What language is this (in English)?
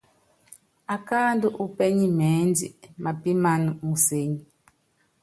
Yangben